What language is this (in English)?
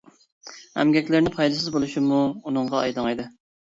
Uyghur